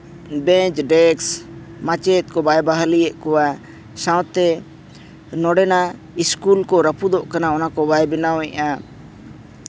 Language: Santali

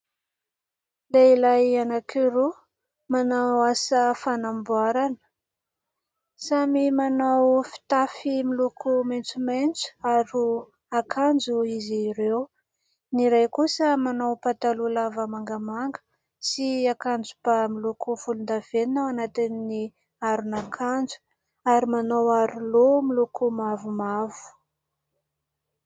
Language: Malagasy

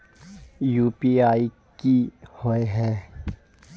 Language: Magahi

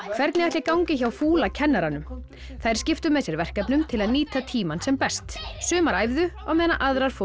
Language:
Icelandic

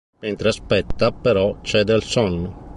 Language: Italian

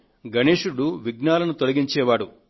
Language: Telugu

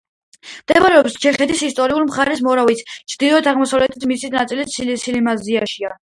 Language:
Georgian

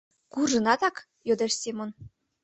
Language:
Mari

